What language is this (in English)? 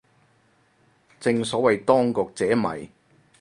Cantonese